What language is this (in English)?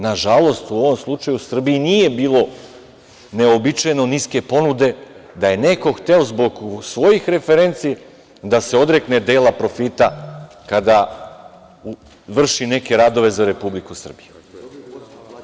Serbian